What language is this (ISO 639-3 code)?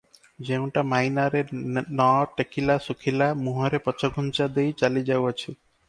ori